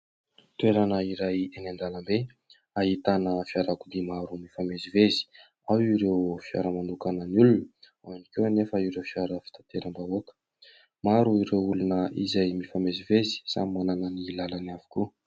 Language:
Malagasy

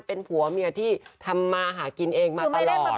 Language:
Thai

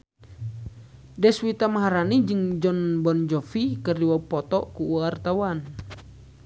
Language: Sundanese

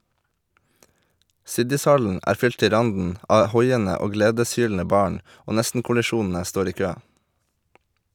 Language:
Norwegian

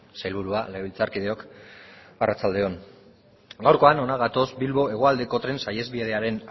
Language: Basque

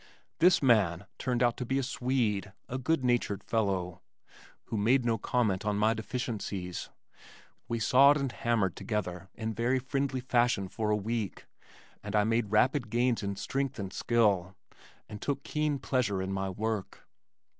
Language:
English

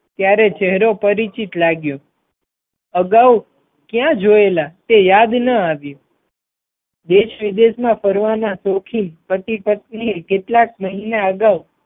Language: Gujarati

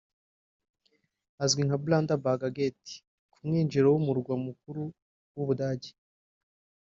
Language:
Kinyarwanda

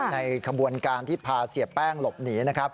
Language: Thai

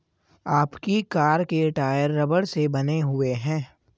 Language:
Hindi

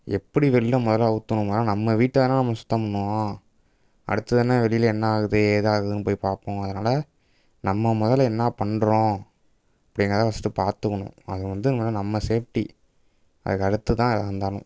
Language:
Tamil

